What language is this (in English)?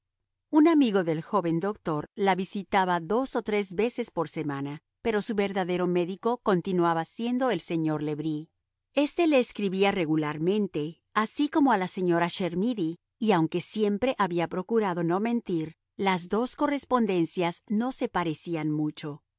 Spanish